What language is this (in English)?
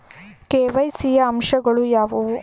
Kannada